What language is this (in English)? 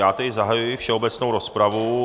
Czech